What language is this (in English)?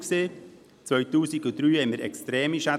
Swiss German